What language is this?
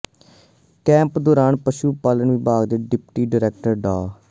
Punjabi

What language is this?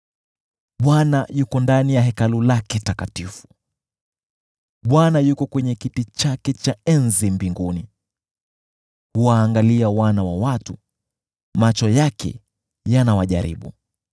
Swahili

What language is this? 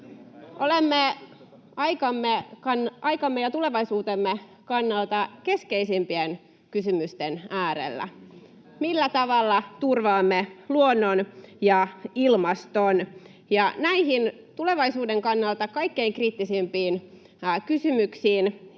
Finnish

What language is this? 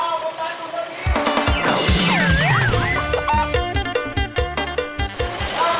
Thai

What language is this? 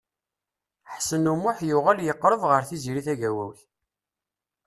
Kabyle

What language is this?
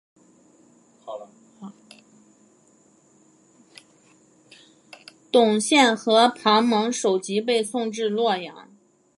Chinese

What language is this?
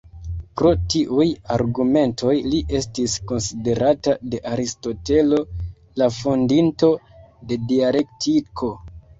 Esperanto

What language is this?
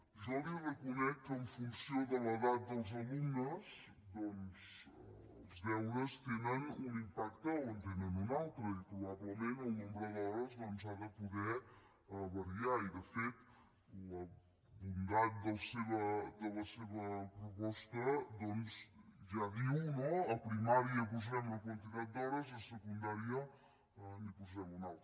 Catalan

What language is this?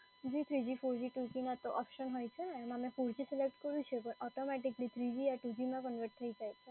Gujarati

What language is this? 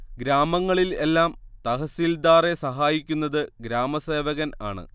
Malayalam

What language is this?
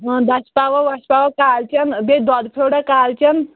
Kashmiri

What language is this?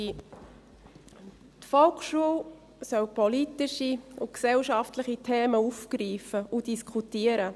Swiss German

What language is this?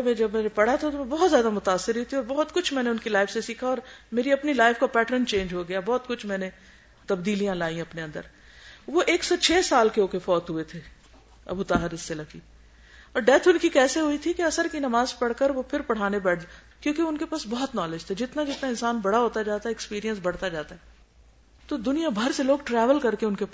Urdu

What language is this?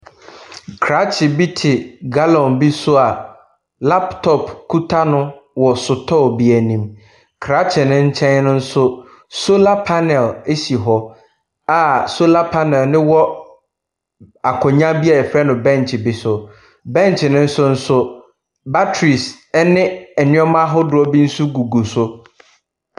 Akan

